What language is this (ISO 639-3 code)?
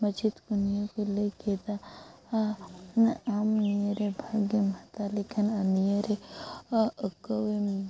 sat